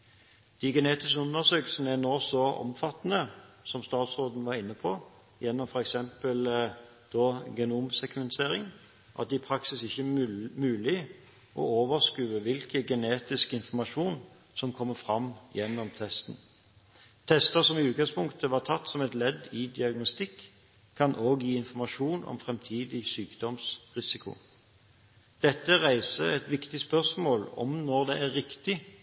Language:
Norwegian Bokmål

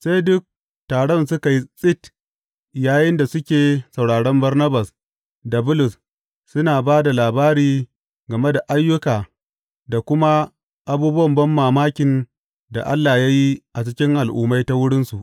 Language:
Hausa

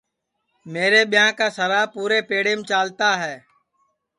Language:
Sansi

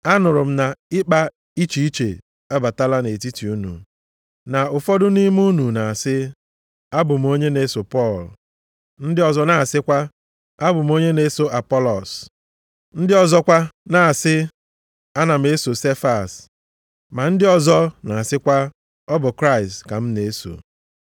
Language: Igbo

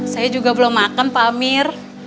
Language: Indonesian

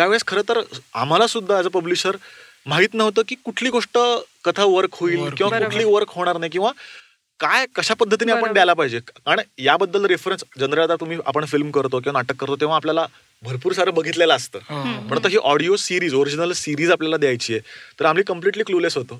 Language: Marathi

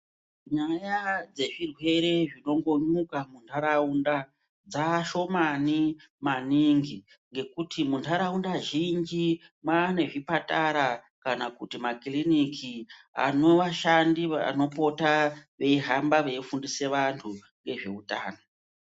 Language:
Ndau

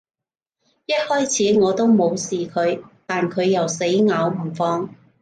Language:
Cantonese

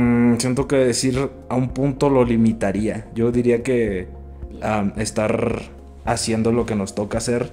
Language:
Spanish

